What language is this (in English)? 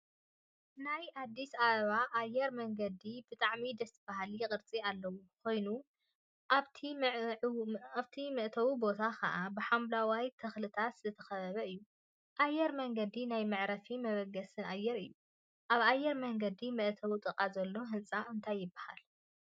Tigrinya